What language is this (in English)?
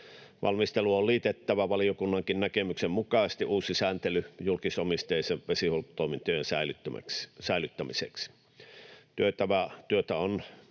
Finnish